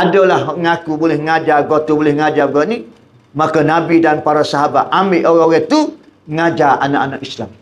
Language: Malay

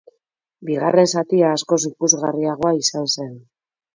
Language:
Basque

